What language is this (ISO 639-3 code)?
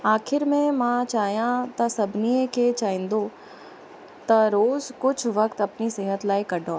snd